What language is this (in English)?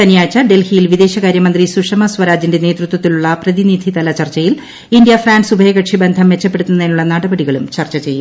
Malayalam